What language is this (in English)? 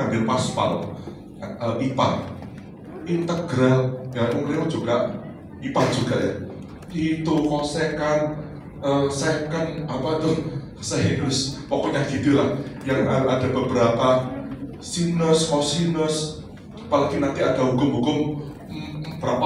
Indonesian